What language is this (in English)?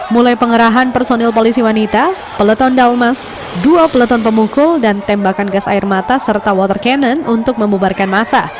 Indonesian